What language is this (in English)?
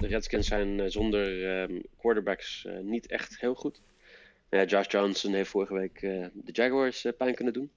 Dutch